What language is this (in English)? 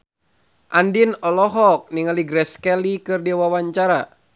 Sundanese